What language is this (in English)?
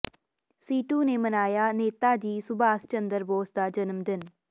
Punjabi